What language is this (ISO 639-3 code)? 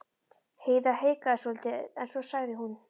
isl